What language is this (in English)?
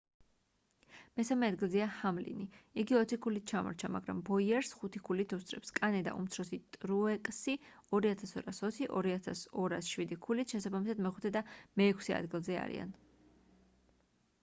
Georgian